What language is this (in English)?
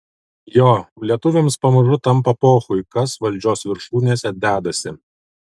Lithuanian